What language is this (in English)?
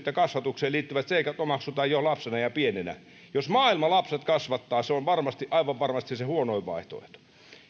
Finnish